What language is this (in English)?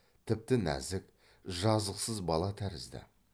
Kazakh